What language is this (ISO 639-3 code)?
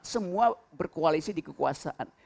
ind